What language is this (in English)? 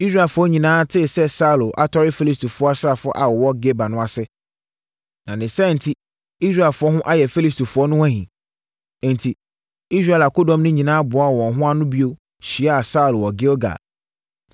Akan